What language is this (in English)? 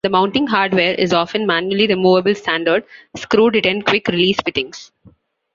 English